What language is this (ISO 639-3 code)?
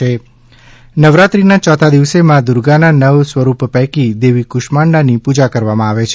guj